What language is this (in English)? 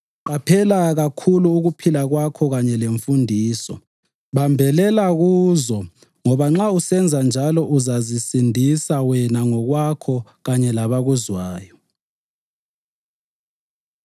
North Ndebele